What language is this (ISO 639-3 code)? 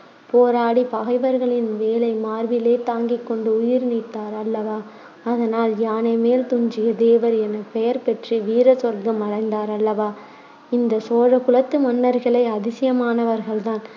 tam